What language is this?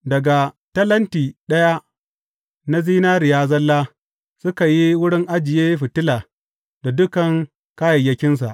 Hausa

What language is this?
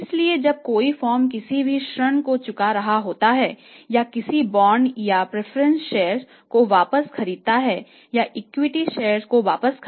Hindi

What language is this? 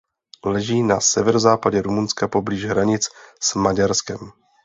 Czech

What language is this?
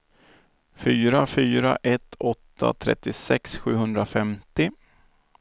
Swedish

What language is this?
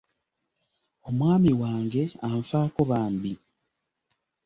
Ganda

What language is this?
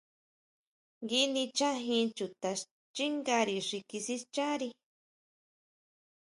Huautla Mazatec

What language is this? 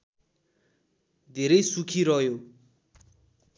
Nepali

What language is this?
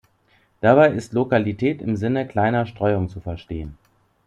German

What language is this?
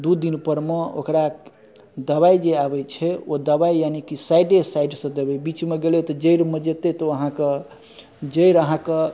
Maithili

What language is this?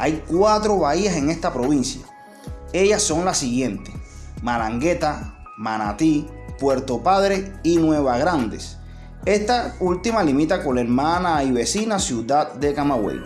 Spanish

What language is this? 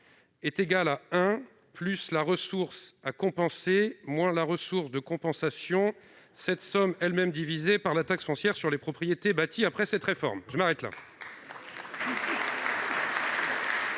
French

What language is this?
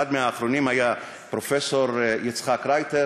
Hebrew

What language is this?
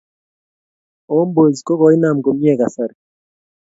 Kalenjin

